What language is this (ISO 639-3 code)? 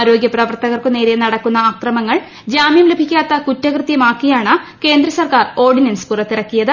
mal